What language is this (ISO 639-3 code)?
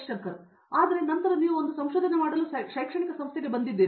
kan